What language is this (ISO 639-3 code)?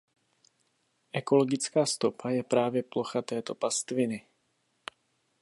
ces